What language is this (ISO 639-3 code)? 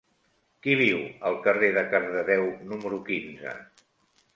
cat